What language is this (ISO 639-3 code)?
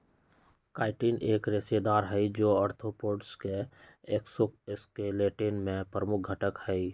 mag